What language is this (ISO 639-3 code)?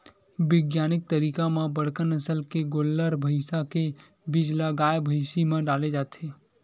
hne